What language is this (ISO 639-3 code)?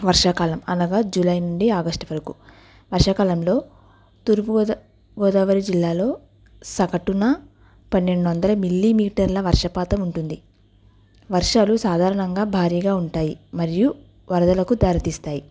tel